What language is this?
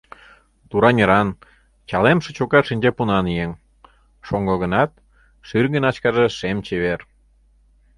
Mari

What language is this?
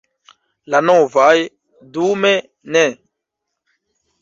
Esperanto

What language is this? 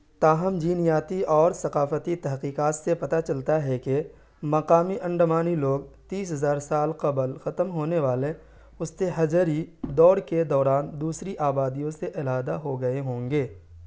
Urdu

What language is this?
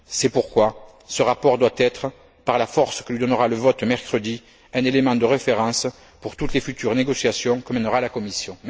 French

